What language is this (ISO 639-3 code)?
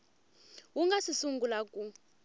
tso